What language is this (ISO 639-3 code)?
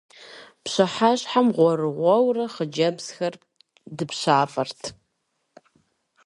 kbd